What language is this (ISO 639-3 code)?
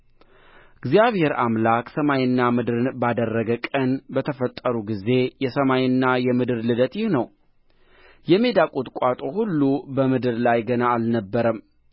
amh